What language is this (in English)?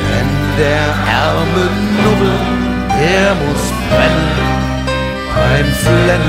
Bulgarian